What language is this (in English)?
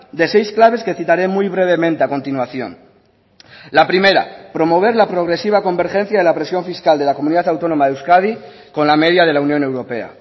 Spanish